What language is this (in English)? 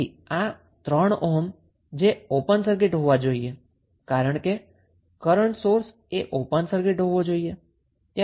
Gujarati